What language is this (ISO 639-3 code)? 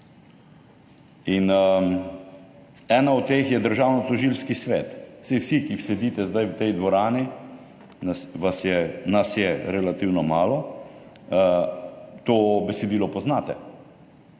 slv